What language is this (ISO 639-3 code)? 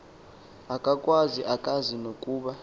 xho